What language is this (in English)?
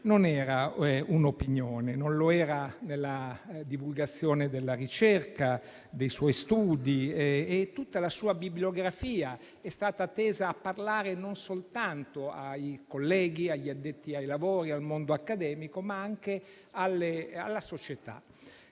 Italian